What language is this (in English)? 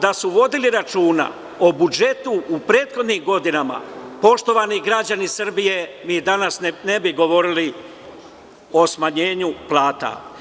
Serbian